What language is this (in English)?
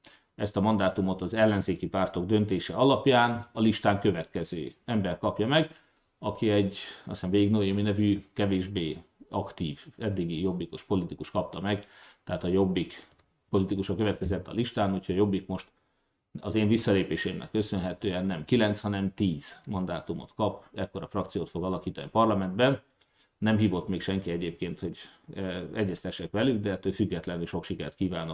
Hungarian